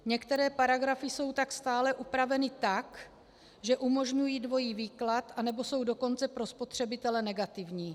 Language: Czech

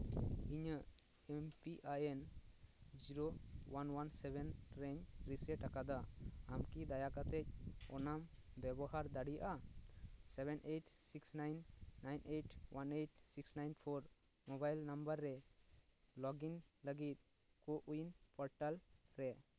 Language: Santali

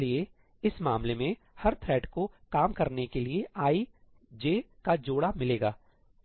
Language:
Hindi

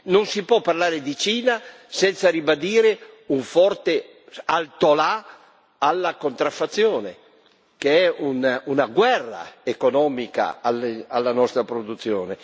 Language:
Italian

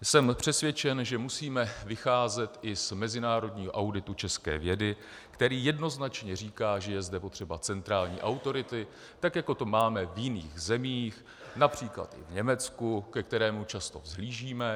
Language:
Czech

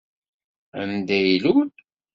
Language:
Kabyle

